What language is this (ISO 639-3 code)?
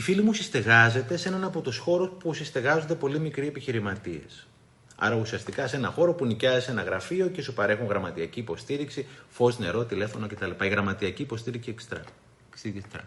ell